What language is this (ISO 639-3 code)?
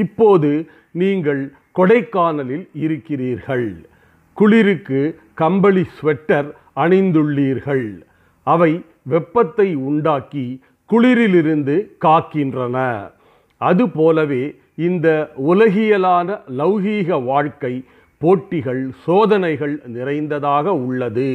tam